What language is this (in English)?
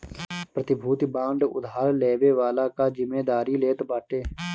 Bhojpuri